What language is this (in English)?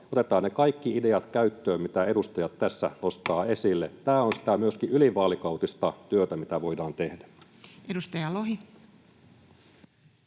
Finnish